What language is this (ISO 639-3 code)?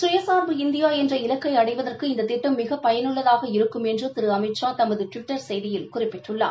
tam